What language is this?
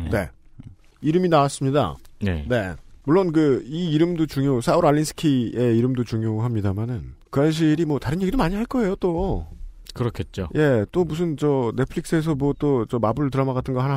Korean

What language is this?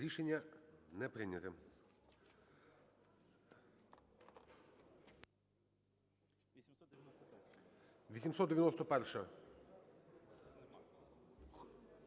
Ukrainian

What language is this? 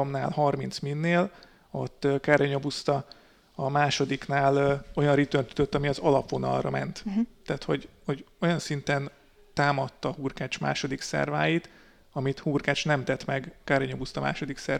Hungarian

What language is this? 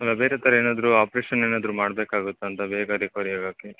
Kannada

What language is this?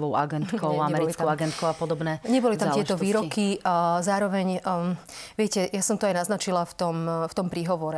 Slovak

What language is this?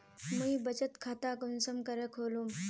Magahi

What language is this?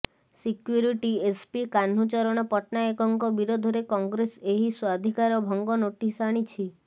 Odia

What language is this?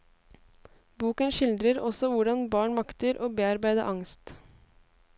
Norwegian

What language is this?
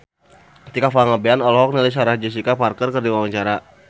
Sundanese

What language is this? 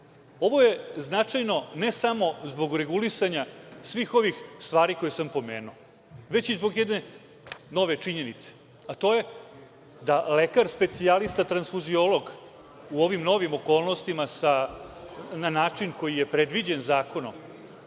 Serbian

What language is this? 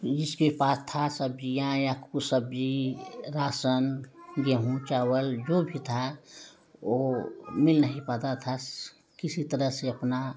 Hindi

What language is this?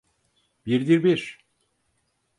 Turkish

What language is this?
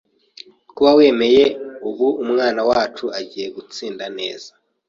Kinyarwanda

